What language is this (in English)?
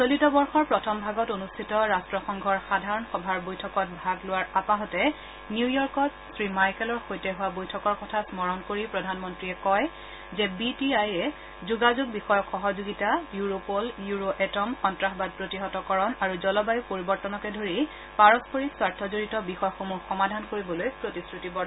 Assamese